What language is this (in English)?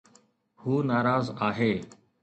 Sindhi